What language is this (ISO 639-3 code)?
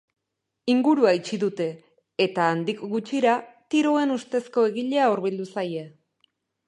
eus